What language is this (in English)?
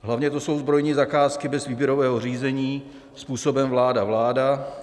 Czech